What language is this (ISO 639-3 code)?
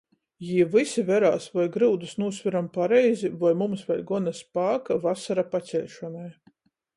ltg